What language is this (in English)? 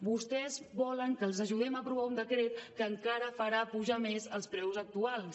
Catalan